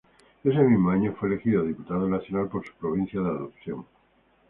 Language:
Spanish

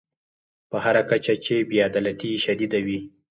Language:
Pashto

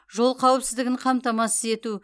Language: Kazakh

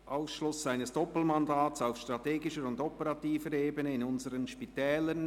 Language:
Swiss German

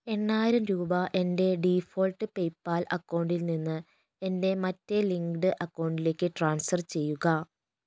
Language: Malayalam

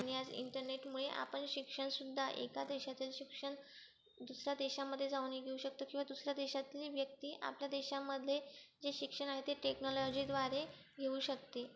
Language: Marathi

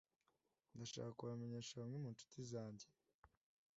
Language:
Kinyarwanda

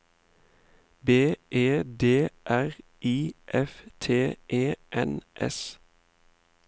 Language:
Norwegian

